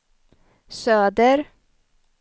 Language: Swedish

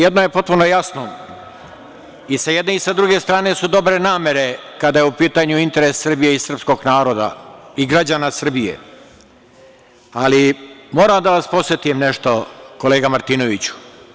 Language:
Serbian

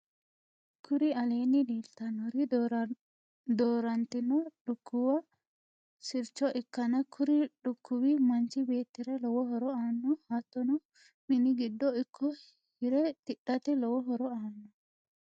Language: Sidamo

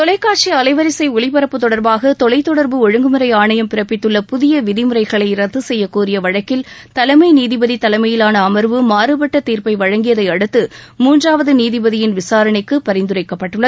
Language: Tamil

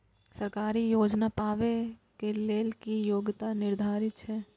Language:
Maithili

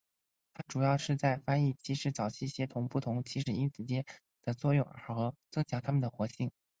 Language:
Chinese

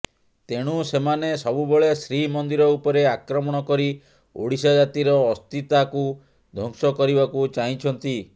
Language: Odia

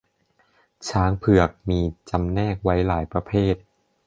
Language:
Thai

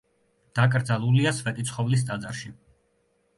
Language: Georgian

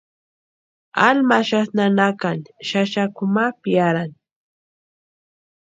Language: Western Highland Purepecha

